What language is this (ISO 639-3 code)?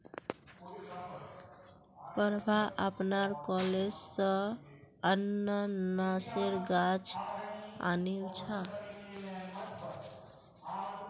mag